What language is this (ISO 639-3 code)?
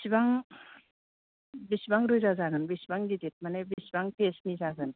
brx